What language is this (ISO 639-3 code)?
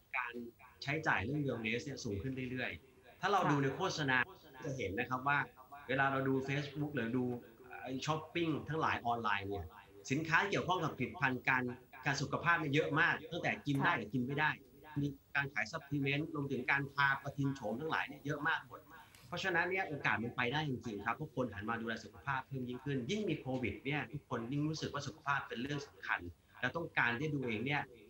tha